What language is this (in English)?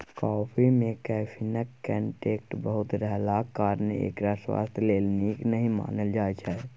Maithili